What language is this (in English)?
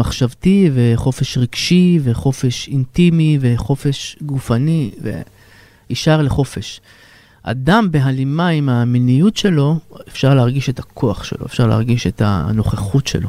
Hebrew